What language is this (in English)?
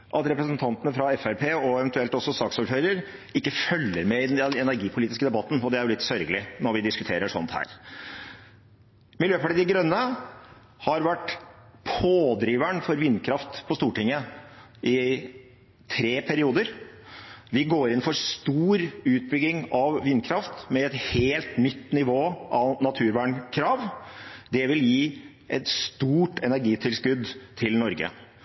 Norwegian Bokmål